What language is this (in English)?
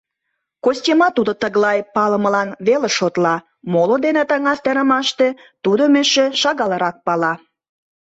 Mari